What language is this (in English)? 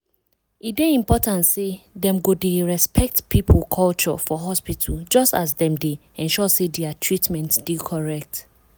Nigerian Pidgin